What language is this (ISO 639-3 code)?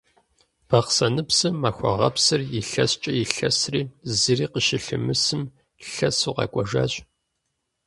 kbd